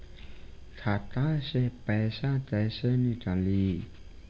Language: Bhojpuri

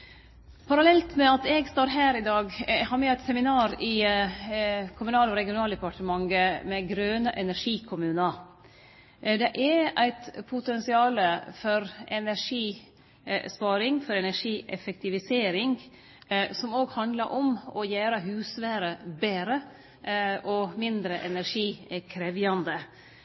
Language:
Norwegian Nynorsk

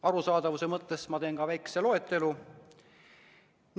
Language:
Estonian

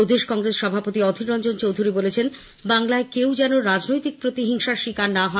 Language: Bangla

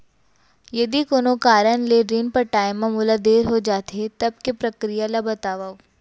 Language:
Chhattisgarhi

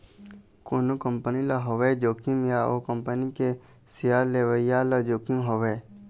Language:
Chhattisgarhi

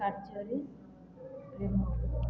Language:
Odia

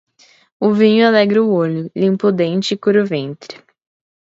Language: Portuguese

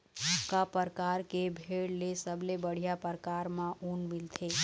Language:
Chhattisgarhi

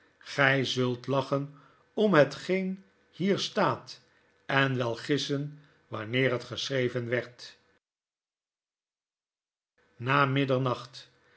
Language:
Dutch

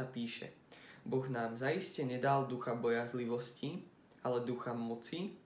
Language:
Slovak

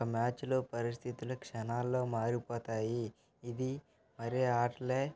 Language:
Telugu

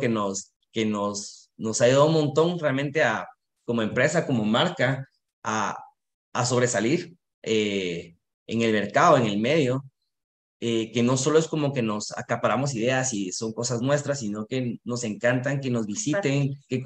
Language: Spanish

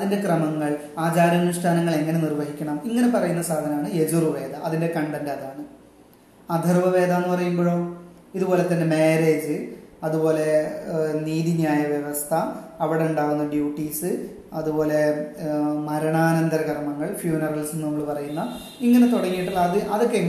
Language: Malayalam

